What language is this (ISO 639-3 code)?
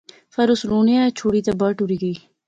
phr